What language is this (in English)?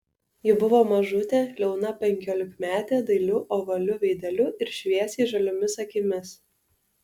Lithuanian